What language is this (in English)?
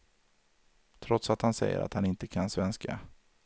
Swedish